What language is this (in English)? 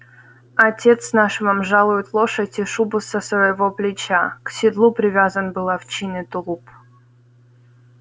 Russian